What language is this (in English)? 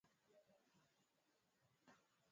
Swahili